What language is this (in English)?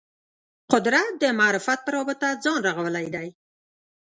Pashto